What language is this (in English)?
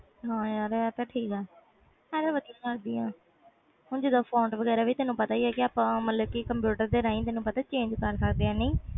Punjabi